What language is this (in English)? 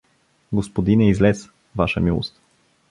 Bulgarian